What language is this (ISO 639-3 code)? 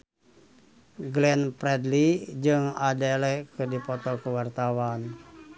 sun